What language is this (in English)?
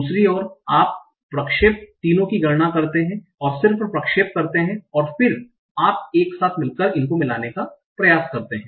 Hindi